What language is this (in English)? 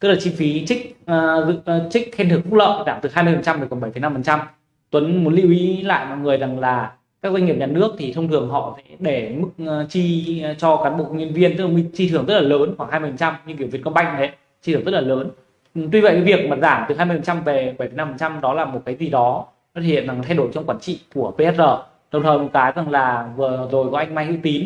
Vietnamese